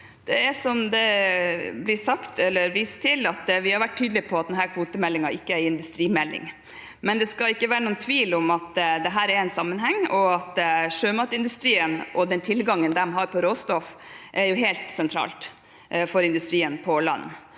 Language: Norwegian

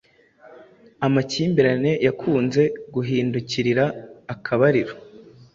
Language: Kinyarwanda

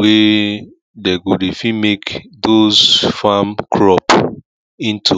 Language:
Nigerian Pidgin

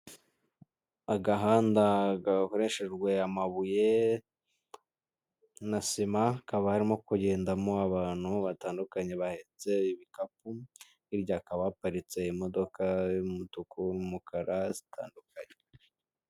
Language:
Kinyarwanda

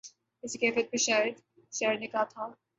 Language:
Urdu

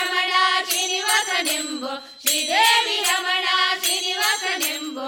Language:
Kannada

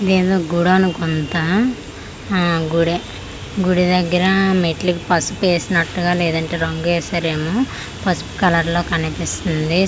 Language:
Telugu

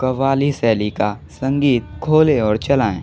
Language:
Hindi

